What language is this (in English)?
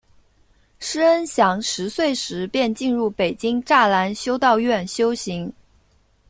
Chinese